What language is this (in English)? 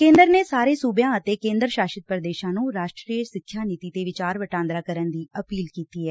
Punjabi